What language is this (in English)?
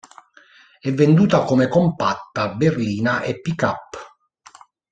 Italian